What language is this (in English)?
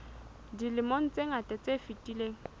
Southern Sotho